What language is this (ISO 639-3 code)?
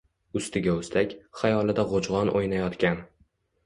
uzb